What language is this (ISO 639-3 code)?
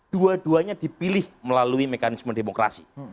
ind